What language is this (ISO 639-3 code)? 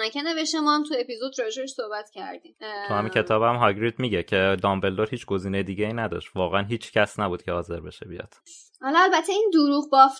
fas